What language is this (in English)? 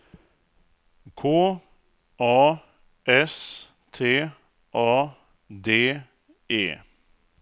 Swedish